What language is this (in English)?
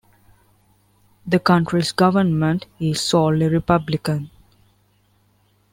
English